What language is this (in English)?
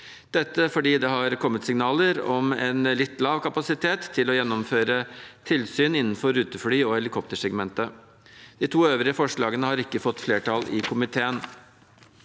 Norwegian